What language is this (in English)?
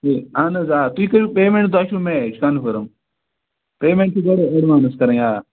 Kashmiri